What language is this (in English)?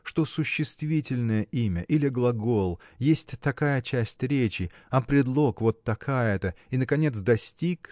Russian